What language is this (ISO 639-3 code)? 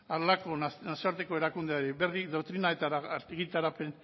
eus